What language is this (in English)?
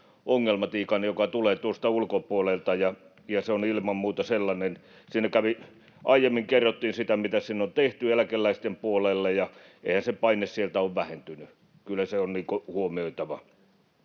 Finnish